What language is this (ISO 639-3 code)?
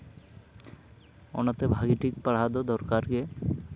sat